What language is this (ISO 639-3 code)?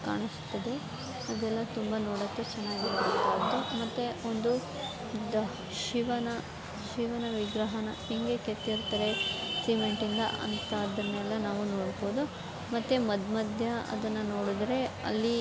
kan